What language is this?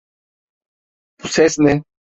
Turkish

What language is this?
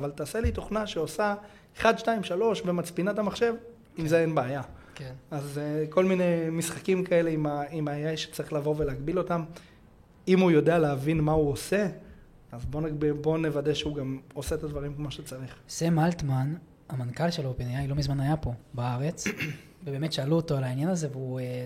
Hebrew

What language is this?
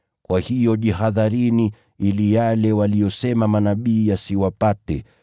Swahili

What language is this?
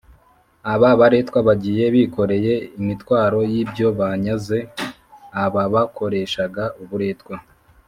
Kinyarwanda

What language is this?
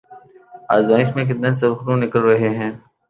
Urdu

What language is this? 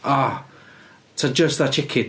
Welsh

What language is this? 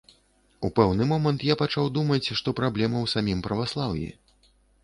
Belarusian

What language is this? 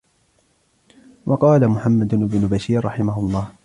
Arabic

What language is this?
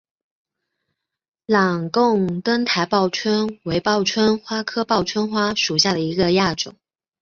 Chinese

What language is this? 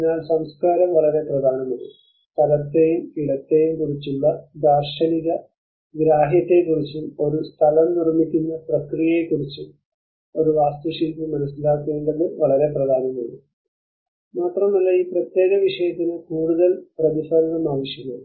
Malayalam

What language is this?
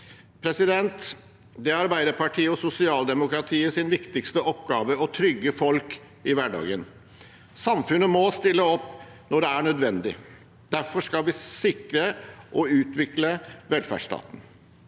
Norwegian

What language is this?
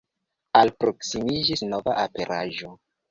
Esperanto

